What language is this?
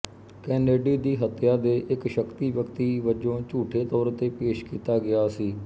Punjabi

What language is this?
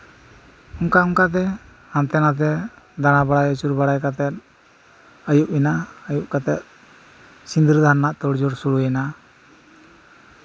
Santali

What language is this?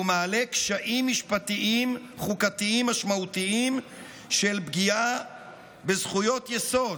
Hebrew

